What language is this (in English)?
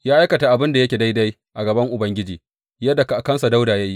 Hausa